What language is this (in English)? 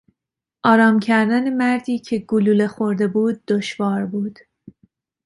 Persian